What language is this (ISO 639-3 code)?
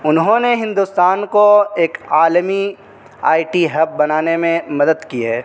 urd